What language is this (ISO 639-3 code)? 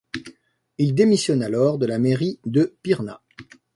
fra